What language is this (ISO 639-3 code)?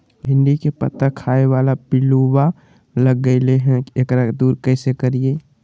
mag